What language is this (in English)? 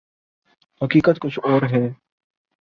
Urdu